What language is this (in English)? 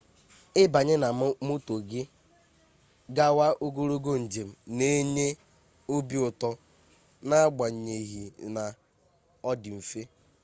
Igbo